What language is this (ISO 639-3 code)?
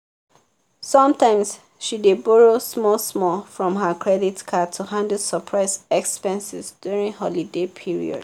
pcm